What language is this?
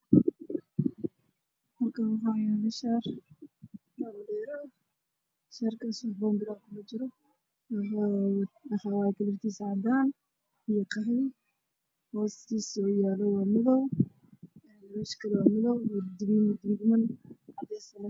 Somali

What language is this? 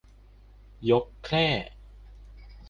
Thai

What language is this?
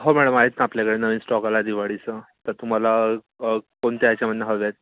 Marathi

